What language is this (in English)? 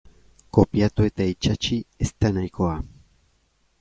Basque